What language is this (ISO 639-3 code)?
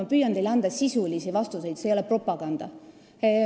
est